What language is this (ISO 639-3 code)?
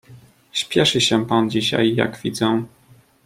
pol